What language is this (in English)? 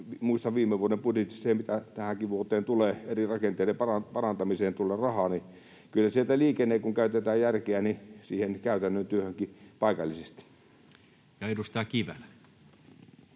Finnish